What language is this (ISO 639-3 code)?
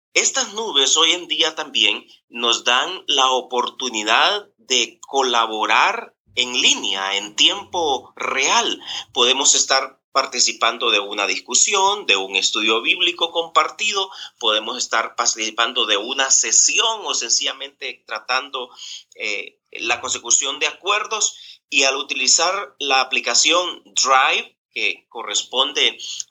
spa